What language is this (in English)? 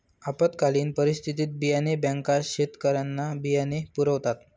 Marathi